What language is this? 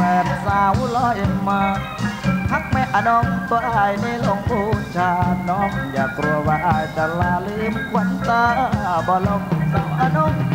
Thai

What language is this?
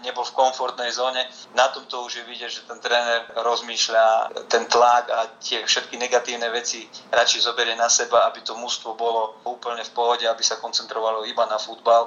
Slovak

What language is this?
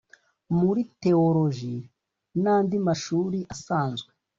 Kinyarwanda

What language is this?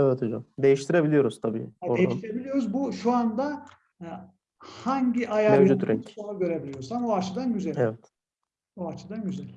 Turkish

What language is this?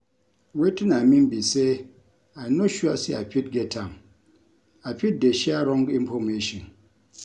Nigerian Pidgin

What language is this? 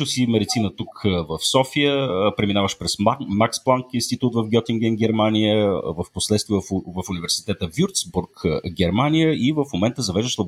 Bulgarian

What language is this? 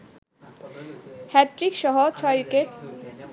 Bangla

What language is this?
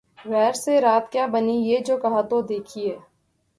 Urdu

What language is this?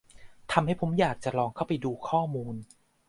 Thai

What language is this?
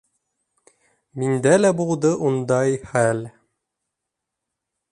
Bashkir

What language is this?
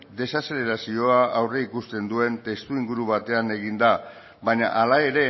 Basque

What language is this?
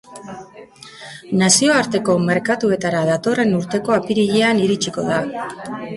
Basque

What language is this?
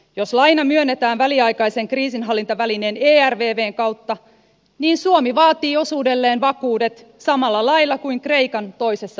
Finnish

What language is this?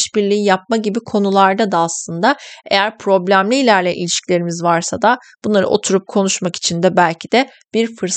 Turkish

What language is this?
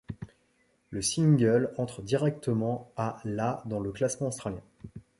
French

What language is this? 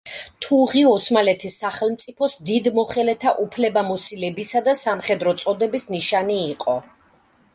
Georgian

